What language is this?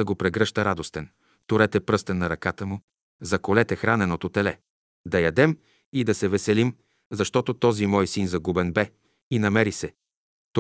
Bulgarian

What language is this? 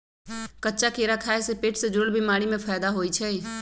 Magahi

